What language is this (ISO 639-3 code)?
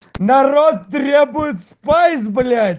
rus